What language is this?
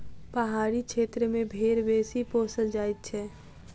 Maithili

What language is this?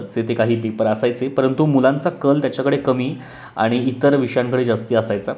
Marathi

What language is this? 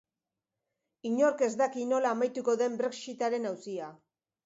Basque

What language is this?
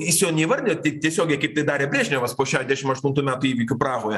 Lithuanian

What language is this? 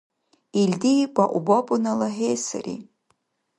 Dargwa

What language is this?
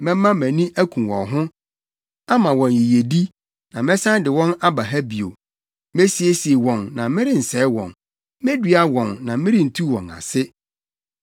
Akan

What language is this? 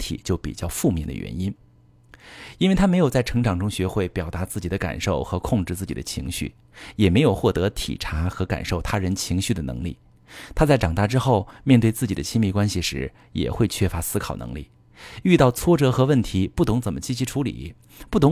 Chinese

